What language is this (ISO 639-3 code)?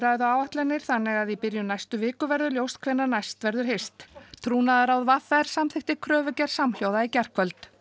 isl